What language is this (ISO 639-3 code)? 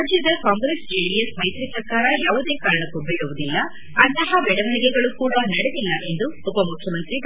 kan